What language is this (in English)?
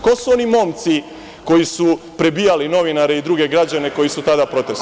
Serbian